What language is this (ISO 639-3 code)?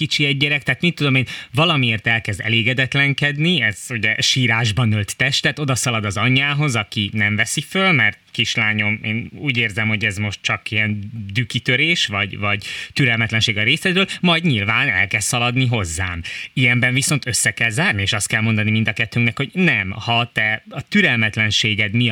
hun